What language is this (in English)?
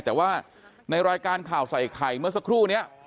Thai